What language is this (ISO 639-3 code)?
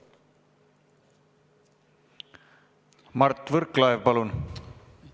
est